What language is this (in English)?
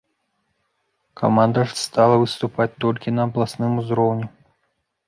Belarusian